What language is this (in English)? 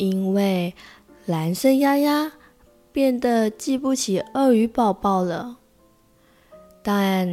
Chinese